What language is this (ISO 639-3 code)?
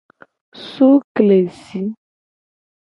gej